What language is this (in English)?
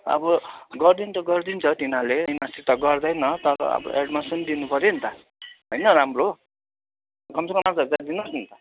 Nepali